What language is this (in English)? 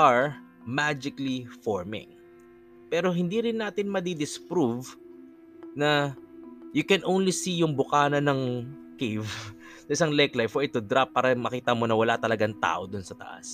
Filipino